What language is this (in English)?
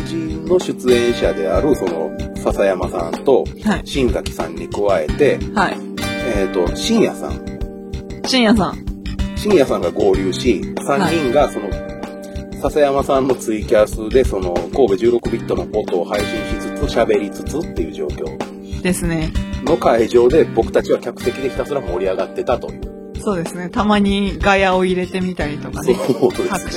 Japanese